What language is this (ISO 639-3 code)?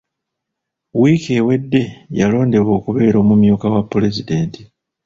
lug